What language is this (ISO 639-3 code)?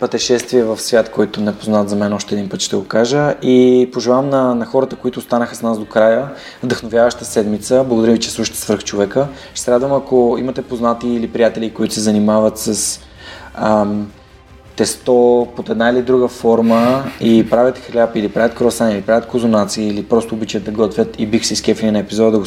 bul